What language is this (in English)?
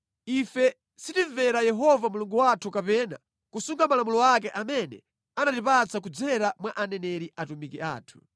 Nyanja